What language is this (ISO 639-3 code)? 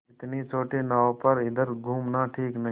hin